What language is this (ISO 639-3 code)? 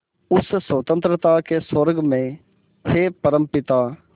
hin